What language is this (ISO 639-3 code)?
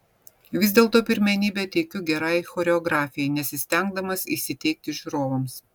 lit